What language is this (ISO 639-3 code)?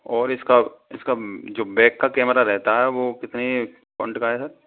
hin